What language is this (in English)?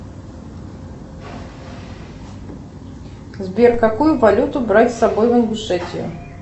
Russian